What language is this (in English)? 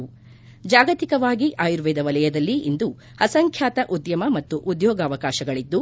Kannada